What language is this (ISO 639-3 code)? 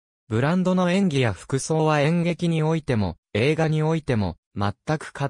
jpn